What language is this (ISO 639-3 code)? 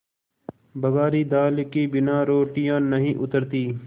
hin